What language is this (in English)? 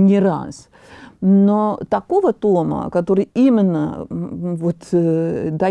Russian